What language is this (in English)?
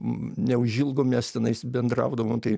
Lithuanian